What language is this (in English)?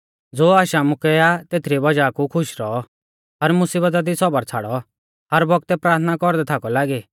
Mahasu Pahari